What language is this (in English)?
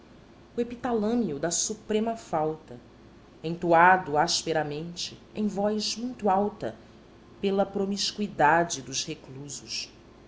Portuguese